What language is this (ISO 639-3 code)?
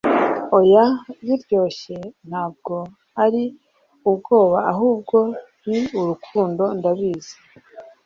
kin